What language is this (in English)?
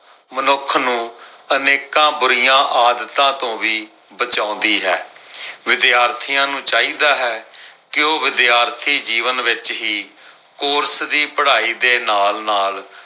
Punjabi